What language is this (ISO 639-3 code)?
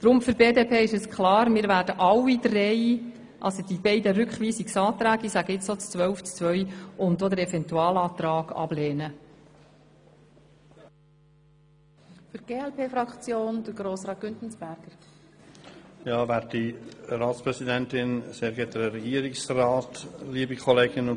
gsw